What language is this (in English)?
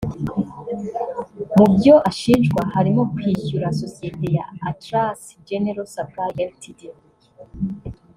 Kinyarwanda